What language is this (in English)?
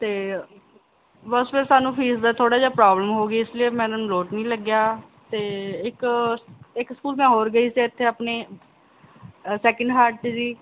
Punjabi